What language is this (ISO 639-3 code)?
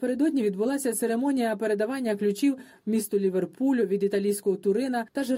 ukr